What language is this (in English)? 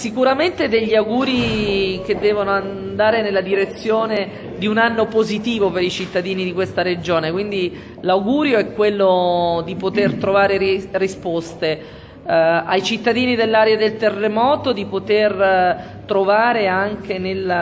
Italian